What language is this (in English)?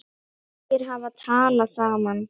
Icelandic